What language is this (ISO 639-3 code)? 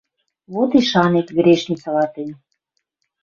mrj